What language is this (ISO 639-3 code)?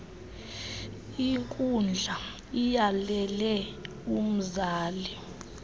xho